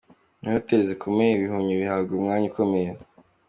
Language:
Kinyarwanda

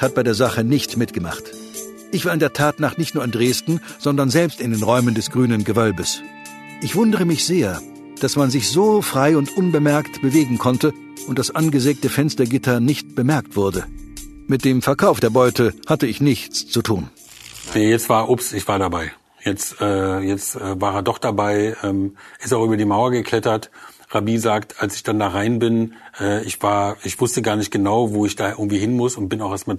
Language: German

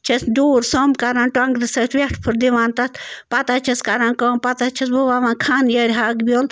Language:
Kashmiri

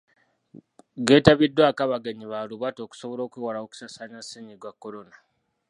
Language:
Ganda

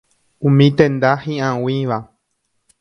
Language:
Guarani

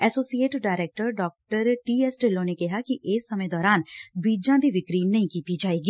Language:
Punjabi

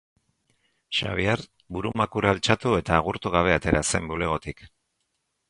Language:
Basque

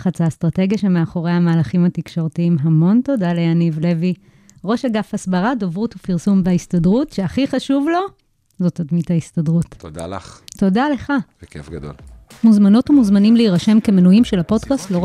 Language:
Hebrew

